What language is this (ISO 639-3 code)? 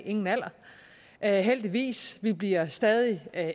dan